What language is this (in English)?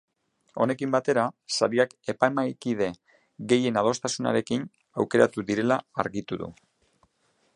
Basque